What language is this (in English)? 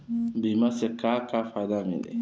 Bhojpuri